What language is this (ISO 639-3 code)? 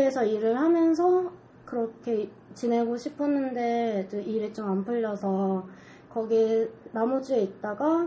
kor